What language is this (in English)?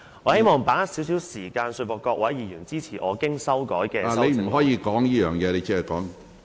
Cantonese